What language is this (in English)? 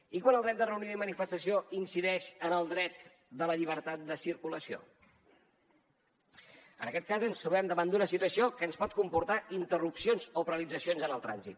Catalan